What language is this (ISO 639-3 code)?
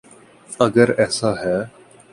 urd